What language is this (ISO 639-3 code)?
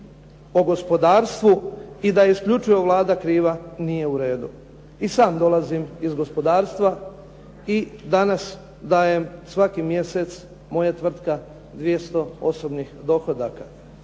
hrv